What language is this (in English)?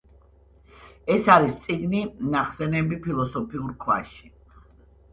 Georgian